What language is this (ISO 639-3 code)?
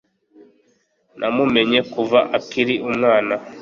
kin